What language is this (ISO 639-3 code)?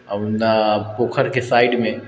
mai